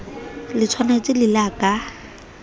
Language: Southern Sotho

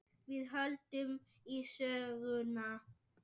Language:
Icelandic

